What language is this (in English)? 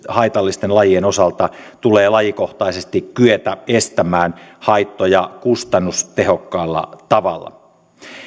Finnish